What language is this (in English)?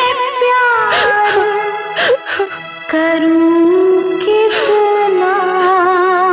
Indonesian